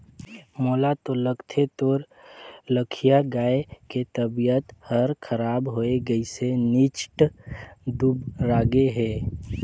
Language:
Chhattisgarhi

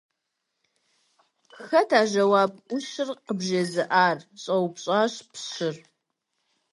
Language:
Kabardian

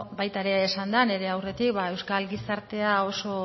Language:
Basque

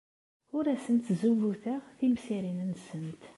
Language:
Kabyle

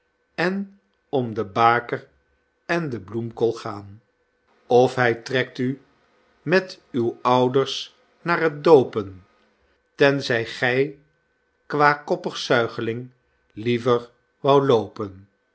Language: Dutch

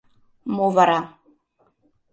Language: Mari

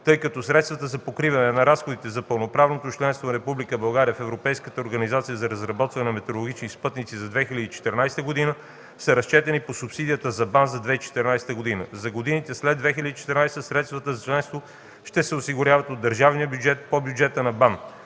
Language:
Bulgarian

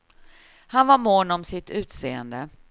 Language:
Swedish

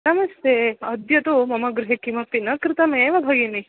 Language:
Sanskrit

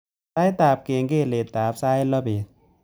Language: Kalenjin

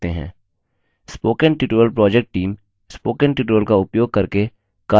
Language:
Hindi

